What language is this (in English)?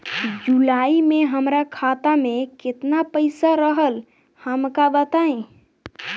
Bhojpuri